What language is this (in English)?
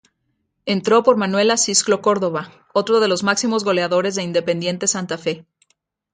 Spanish